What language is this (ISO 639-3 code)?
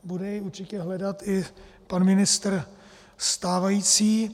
ces